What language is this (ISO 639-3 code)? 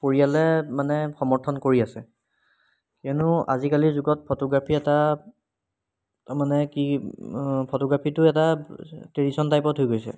asm